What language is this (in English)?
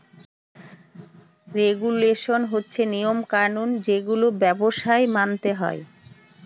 Bangla